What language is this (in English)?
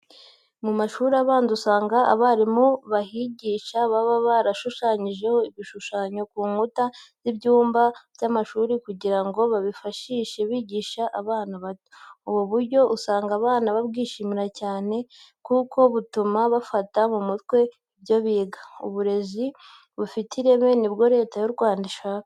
Kinyarwanda